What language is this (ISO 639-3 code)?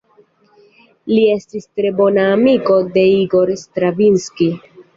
epo